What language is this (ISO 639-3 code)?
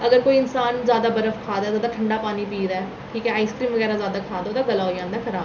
doi